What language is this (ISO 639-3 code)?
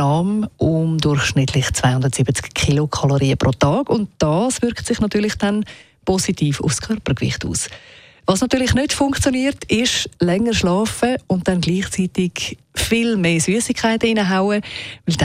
deu